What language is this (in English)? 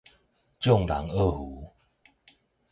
Min Nan Chinese